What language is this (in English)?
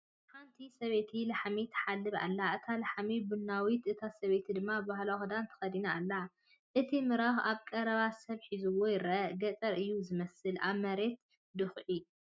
Tigrinya